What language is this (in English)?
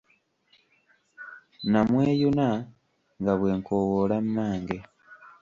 Ganda